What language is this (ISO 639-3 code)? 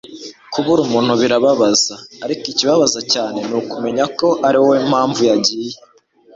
kin